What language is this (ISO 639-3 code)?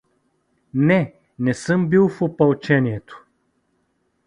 bul